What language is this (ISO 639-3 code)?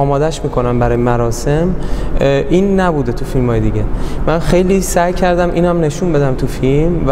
fas